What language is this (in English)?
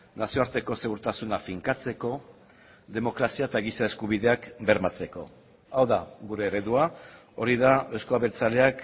Basque